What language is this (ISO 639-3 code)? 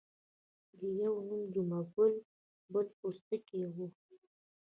pus